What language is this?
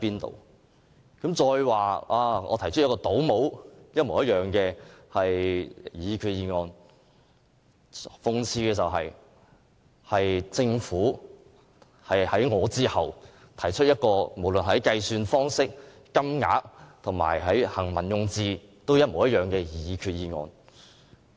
Cantonese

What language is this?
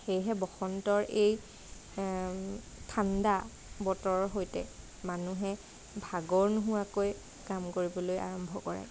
Assamese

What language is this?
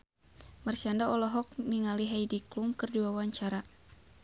Sundanese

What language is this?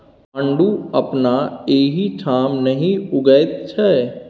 Maithili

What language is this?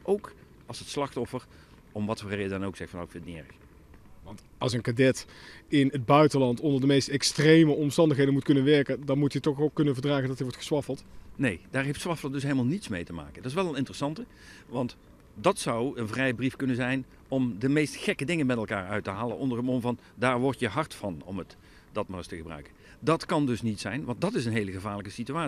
Dutch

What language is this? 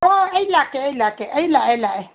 Manipuri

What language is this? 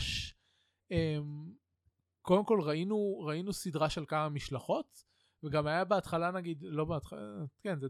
Hebrew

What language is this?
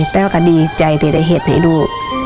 Thai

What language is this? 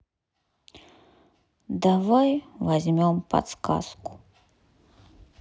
Russian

